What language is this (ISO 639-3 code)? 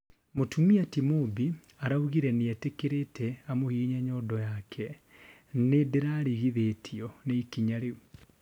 kik